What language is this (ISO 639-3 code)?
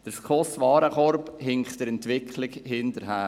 gsw